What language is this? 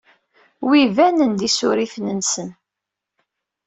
Kabyle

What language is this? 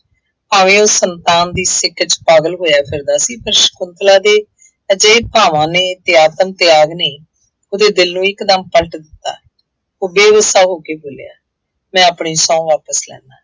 Punjabi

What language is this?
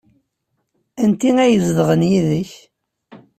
Kabyle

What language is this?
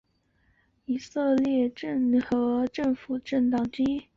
Chinese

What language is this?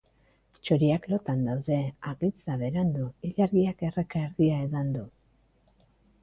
Basque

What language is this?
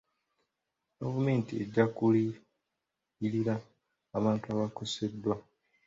Ganda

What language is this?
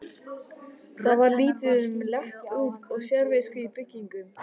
Icelandic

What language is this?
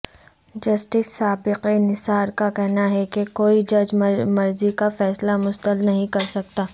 Urdu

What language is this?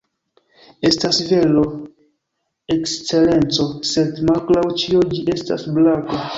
Esperanto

